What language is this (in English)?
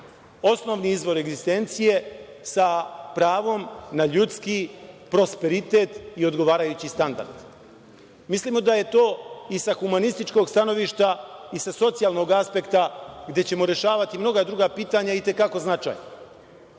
Serbian